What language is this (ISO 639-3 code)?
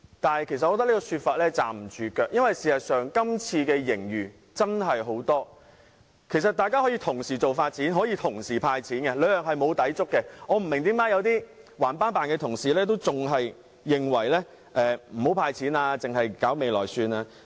yue